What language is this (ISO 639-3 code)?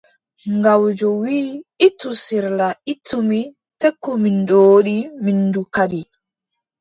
fub